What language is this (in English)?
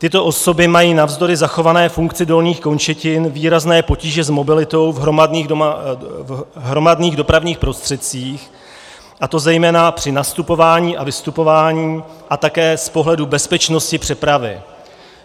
Czech